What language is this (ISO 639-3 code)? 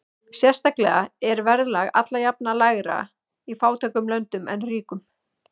isl